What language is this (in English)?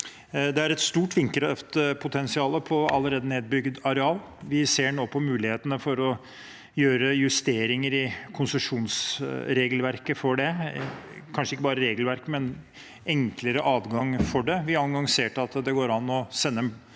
Norwegian